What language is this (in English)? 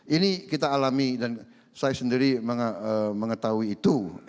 Indonesian